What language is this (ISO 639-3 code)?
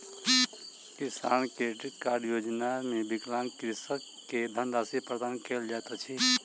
mai